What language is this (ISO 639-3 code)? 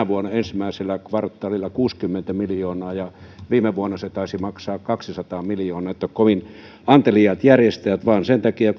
fin